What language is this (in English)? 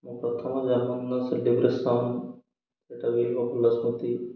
Odia